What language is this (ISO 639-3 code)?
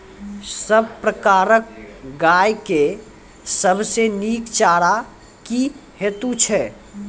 mai